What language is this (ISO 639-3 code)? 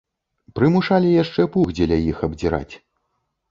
bel